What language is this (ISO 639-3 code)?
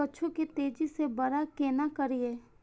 mai